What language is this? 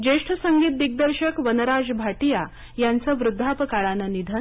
Marathi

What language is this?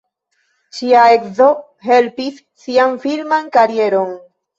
Esperanto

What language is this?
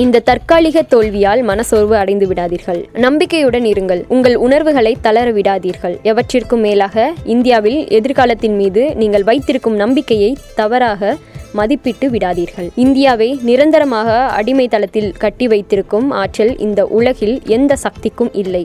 Tamil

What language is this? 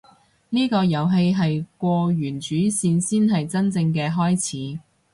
Cantonese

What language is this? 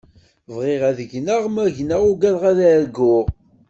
Kabyle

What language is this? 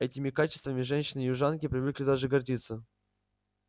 Russian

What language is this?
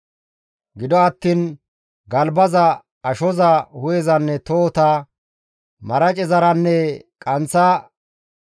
Gamo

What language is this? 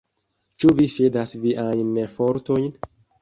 Esperanto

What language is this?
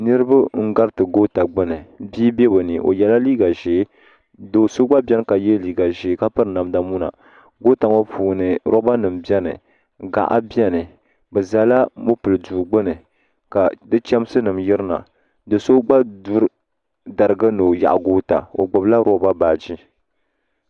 Dagbani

